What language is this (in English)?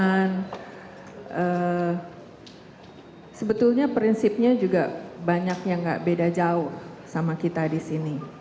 Indonesian